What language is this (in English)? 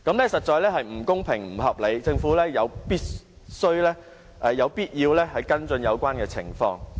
Cantonese